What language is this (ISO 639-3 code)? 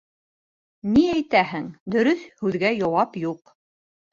bak